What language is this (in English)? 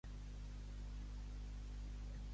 Catalan